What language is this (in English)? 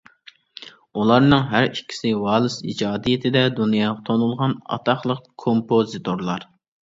Uyghur